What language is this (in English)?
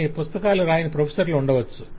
Telugu